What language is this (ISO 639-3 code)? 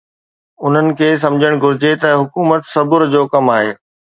snd